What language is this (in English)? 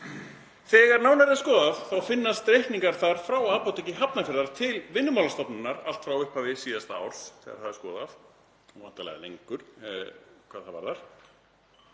Icelandic